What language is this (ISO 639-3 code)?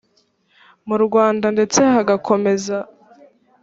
kin